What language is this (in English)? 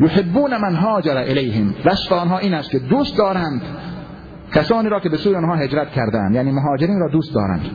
Persian